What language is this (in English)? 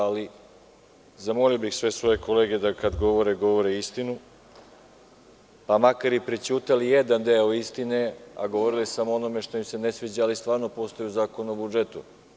Serbian